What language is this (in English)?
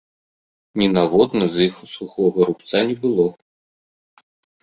Belarusian